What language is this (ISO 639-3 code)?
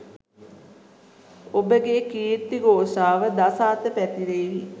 sin